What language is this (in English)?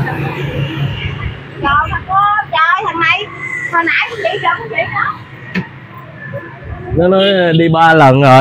Vietnamese